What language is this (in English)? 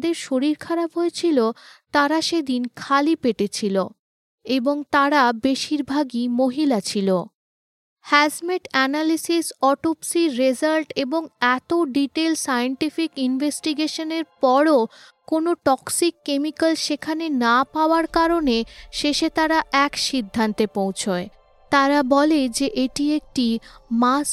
Bangla